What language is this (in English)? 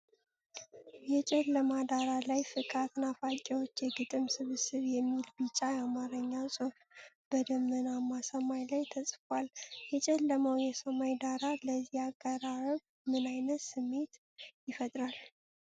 Amharic